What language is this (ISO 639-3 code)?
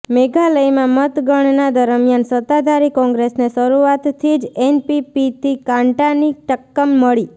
guj